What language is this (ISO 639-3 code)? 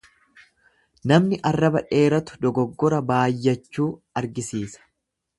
orm